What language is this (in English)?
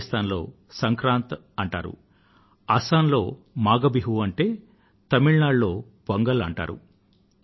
Telugu